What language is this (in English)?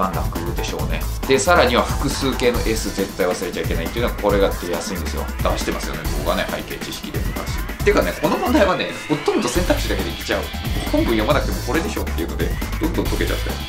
Japanese